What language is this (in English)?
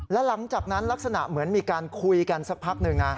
Thai